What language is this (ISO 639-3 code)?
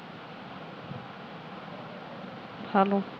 pan